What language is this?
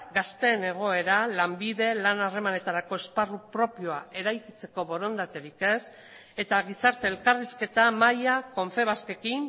Basque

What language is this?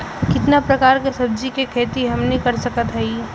Bhojpuri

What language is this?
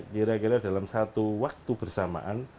Indonesian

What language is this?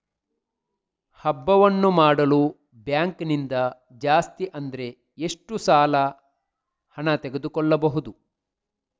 Kannada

